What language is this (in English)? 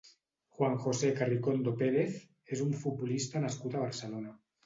Catalan